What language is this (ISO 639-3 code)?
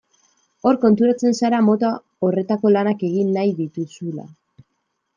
eus